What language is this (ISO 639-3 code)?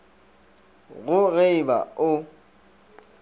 nso